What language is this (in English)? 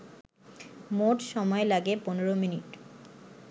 Bangla